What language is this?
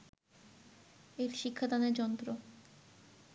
Bangla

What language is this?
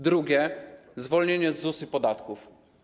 Polish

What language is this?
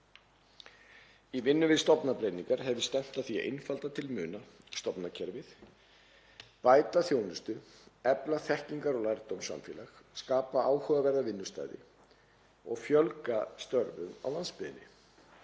Icelandic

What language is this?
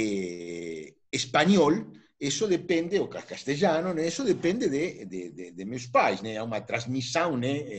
Spanish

